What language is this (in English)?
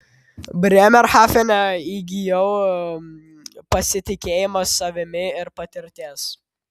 Lithuanian